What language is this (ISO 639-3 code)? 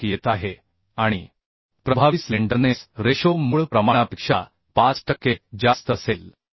mar